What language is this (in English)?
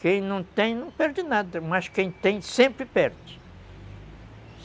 Portuguese